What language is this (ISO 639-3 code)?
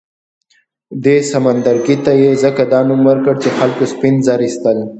pus